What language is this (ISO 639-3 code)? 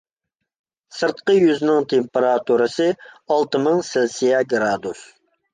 uig